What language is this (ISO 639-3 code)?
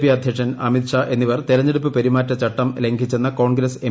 mal